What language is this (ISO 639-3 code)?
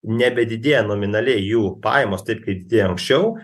lit